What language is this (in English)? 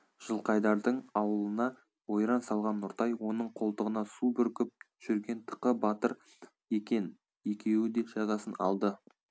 Kazakh